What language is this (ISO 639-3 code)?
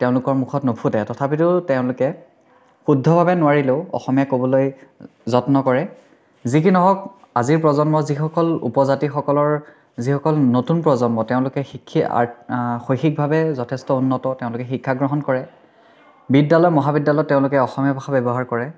asm